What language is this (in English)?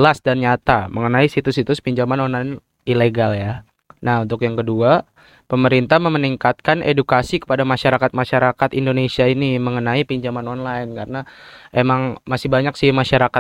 Indonesian